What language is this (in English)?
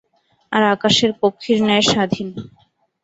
Bangla